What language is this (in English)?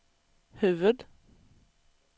Swedish